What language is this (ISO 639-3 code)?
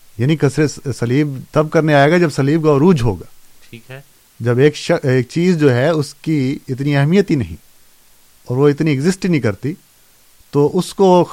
urd